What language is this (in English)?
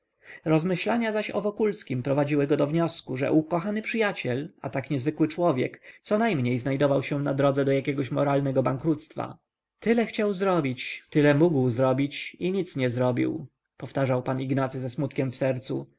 Polish